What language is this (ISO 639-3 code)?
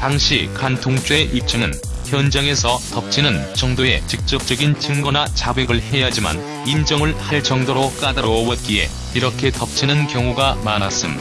kor